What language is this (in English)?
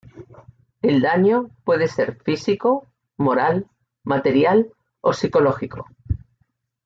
Spanish